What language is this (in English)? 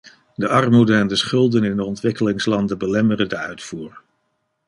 Dutch